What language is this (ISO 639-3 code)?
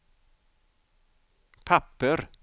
swe